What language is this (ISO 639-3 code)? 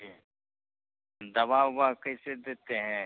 hin